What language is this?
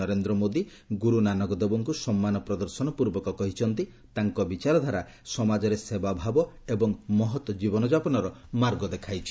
Odia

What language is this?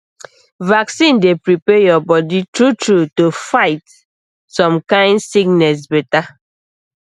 Nigerian Pidgin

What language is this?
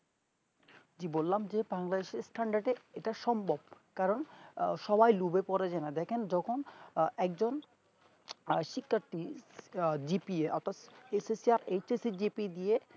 Bangla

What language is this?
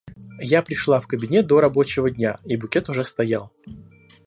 Russian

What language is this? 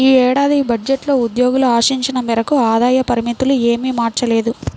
Telugu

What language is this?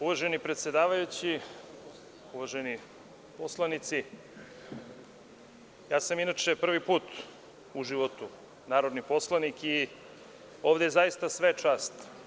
Serbian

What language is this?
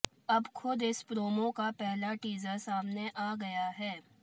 Hindi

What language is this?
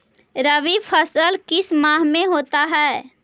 Magahi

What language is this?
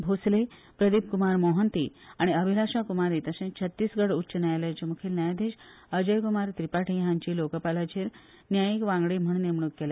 Konkani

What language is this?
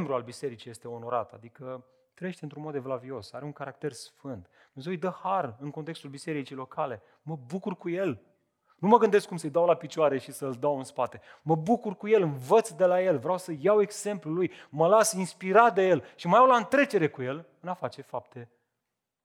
Romanian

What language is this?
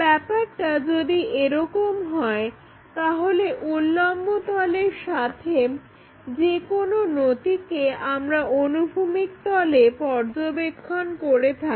Bangla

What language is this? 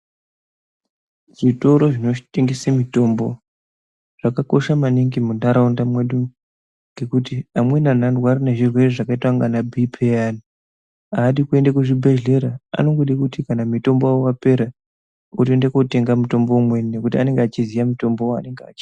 Ndau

